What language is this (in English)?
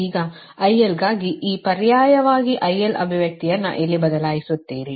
Kannada